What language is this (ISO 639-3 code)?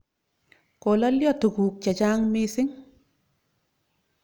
kln